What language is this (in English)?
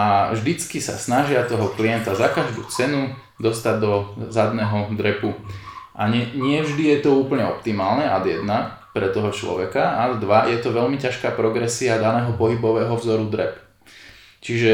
Slovak